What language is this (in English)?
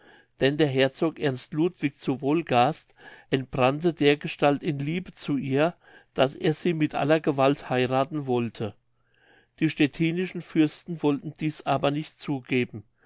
German